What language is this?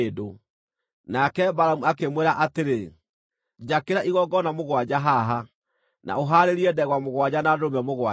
Kikuyu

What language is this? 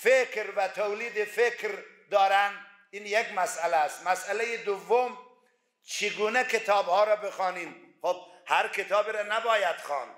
Persian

